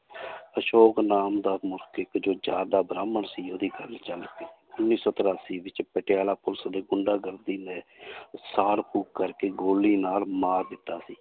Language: Punjabi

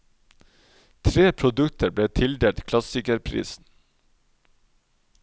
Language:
Norwegian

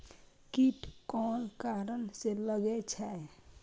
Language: Maithili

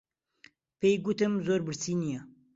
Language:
Central Kurdish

